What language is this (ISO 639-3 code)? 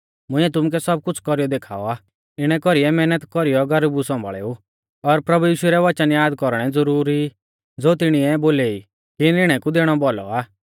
bfz